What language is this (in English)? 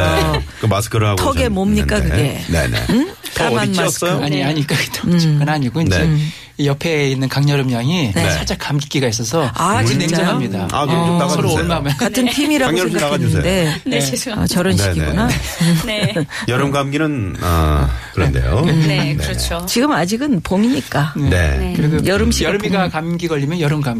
Korean